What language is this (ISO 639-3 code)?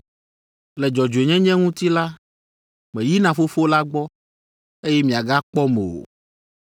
ewe